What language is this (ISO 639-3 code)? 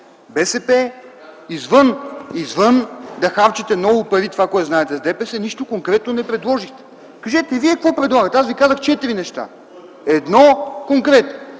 bul